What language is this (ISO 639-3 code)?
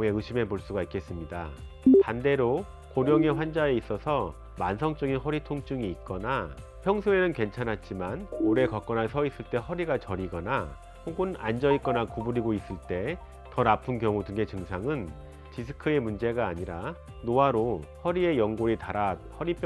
kor